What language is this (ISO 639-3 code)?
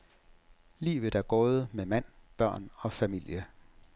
dan